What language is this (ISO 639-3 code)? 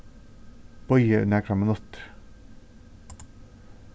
fao